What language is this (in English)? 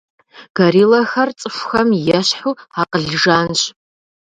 Kabardian